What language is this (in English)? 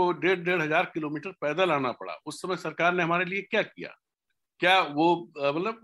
Hindi